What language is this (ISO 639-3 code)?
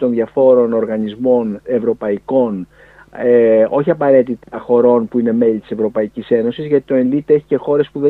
ell